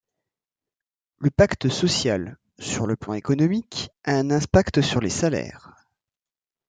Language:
French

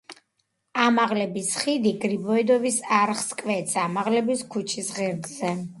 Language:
Georgian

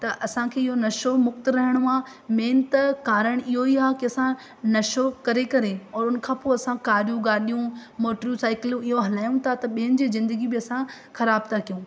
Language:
Sindhi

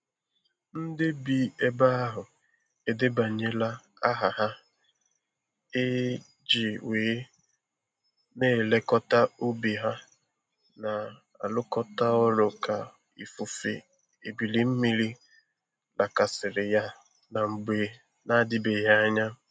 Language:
Igbo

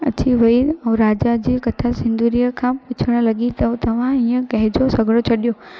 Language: Sindhi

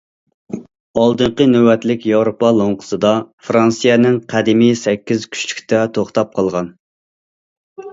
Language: Uyghur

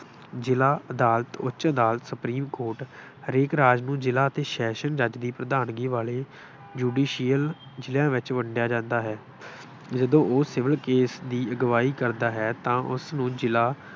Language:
Punjabi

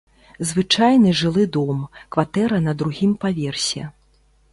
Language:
Belarusian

